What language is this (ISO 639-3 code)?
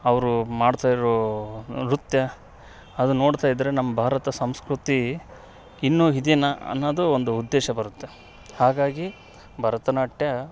kan